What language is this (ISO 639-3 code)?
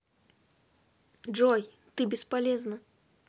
rus